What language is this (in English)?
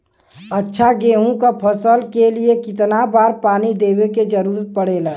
Bhojpuri